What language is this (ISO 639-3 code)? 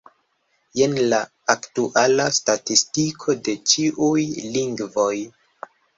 epo